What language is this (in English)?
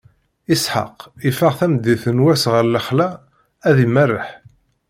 Kabyle